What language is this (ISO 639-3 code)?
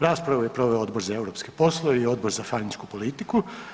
hrv